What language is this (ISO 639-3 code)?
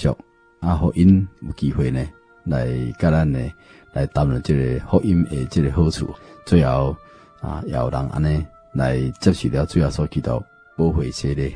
zho